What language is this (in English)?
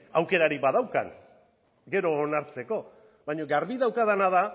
Basque